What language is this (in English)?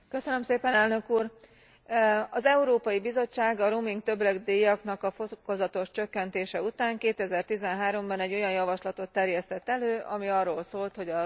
Hungarian